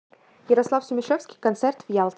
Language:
Russian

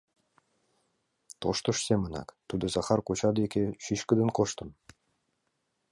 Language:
Mari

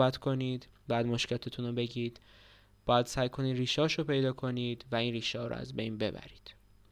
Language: Persian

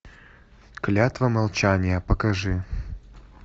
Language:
Russian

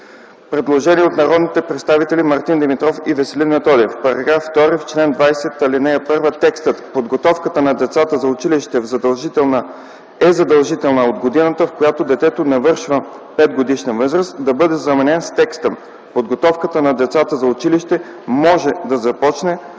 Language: Bulgarian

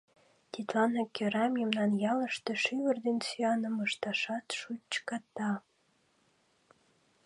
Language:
Mari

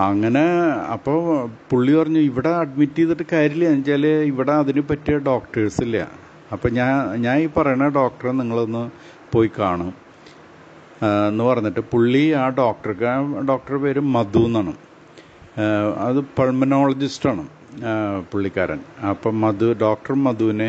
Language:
Malayalam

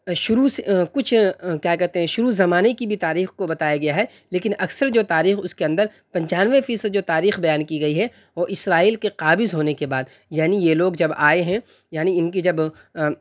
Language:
Urdu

